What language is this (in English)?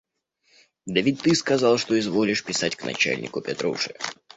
Russian